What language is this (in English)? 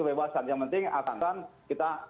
Indonesian